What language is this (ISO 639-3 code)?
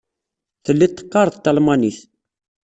kab